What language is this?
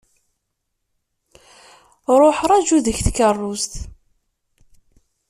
Kabyle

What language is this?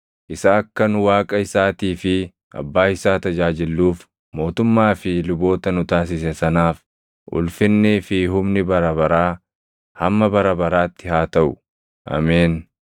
Oromo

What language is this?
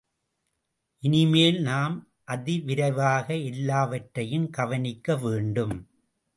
Tamil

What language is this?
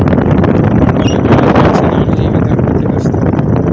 Telugu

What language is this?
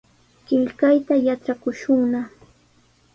Sihuas Ancash Quechua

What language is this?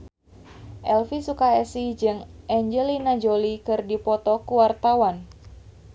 Sundanese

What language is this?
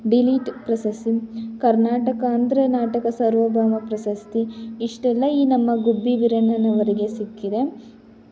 Kannada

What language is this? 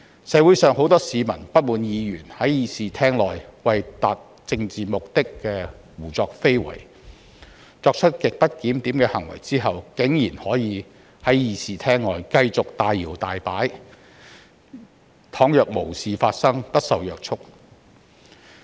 Cantonese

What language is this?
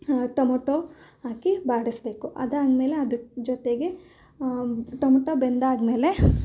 Kannada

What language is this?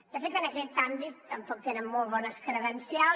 Catalan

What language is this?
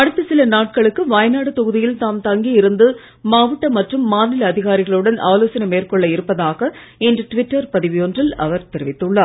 Tamil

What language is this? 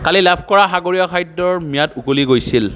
Assamese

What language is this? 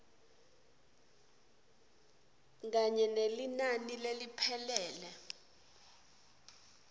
Swati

